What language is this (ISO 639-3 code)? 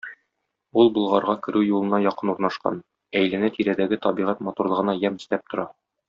tat